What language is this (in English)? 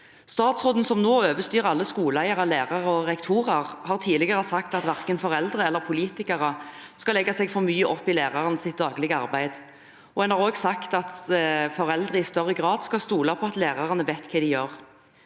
Norwegian